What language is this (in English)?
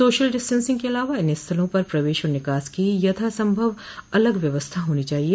Hindi